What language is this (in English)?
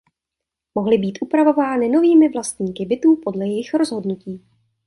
Czech